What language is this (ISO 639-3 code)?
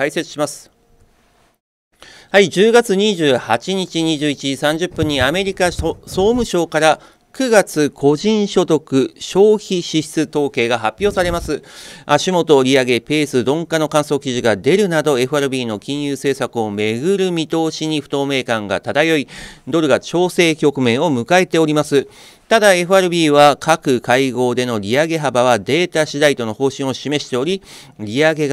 jpn